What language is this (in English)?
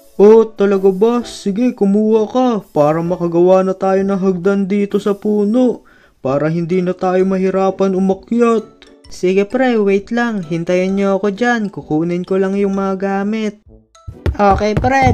Filipino